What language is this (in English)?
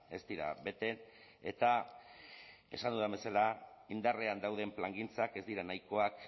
Basque